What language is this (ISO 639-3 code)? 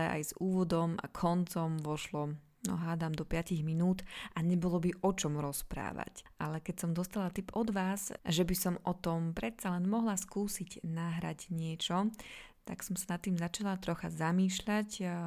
slk